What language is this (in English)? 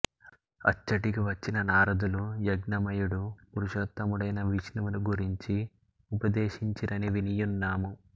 Telugu